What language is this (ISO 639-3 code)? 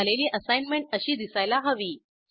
mar